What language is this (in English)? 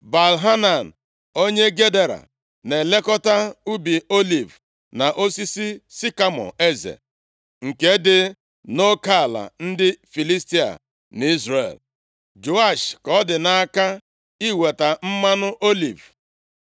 Igbo